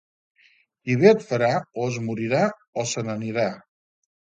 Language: Catalan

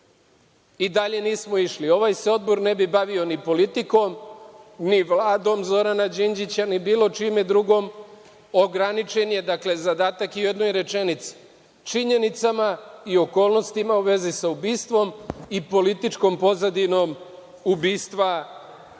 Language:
Serbian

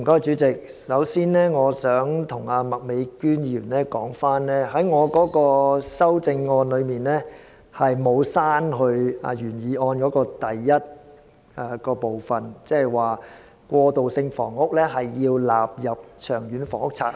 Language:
Cantonese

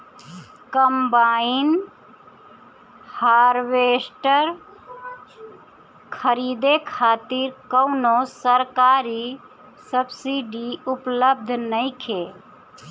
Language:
Bhojpuri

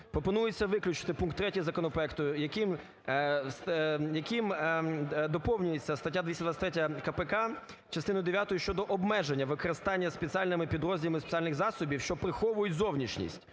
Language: Ukrainian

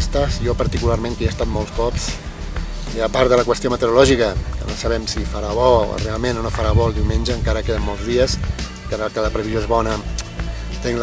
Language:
Spanish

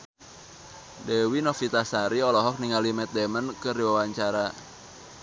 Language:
Sundanese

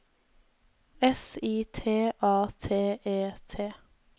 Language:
Norwegian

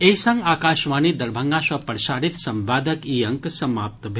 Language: Maithili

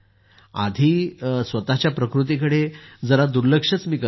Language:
Marathi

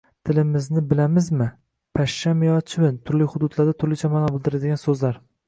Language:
Uzbek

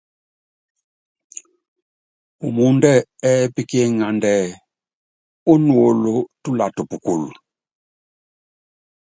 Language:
Yangben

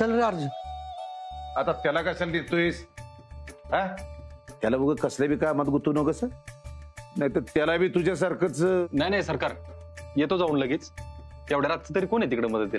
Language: Marathi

